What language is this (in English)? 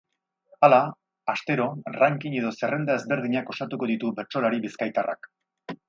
Basque